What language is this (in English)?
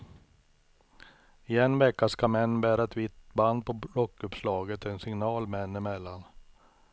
Swedish